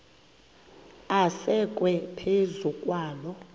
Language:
Xhosa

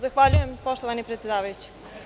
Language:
Serbian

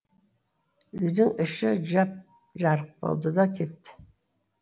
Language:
Kazakh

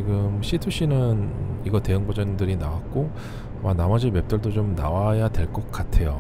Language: Korean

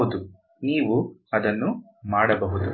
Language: Kannada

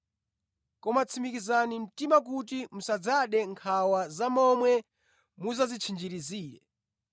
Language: Nyanja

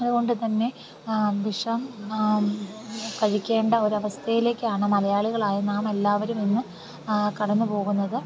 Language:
Malayalam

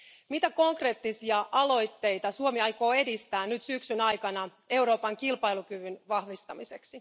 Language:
Finnish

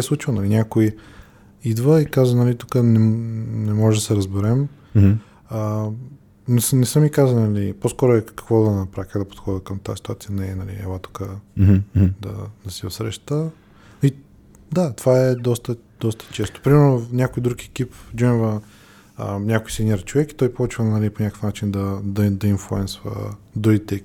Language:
Bulgarian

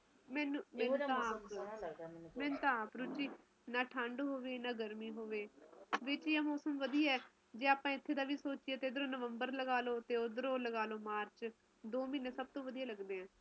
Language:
Punjabi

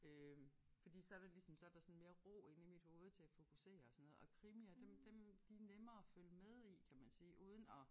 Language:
Danish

